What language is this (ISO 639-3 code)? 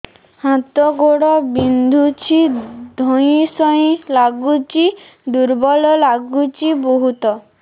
ori